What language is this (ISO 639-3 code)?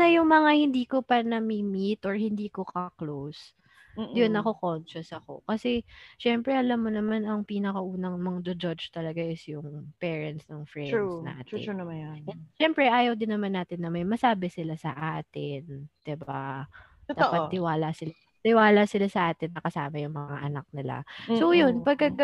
fil